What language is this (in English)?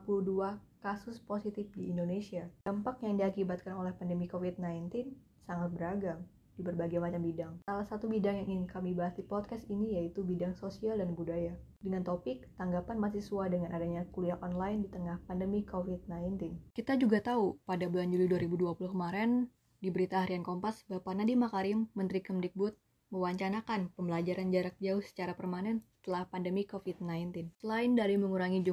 Indonesian